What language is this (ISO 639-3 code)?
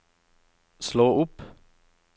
nor